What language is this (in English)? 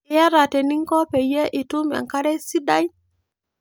Masai